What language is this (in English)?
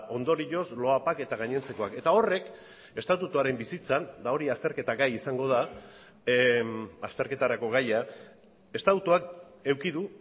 Basque